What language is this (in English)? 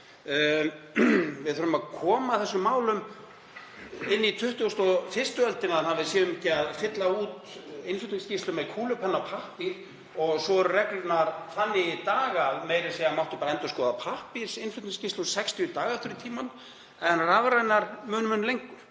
Icelandic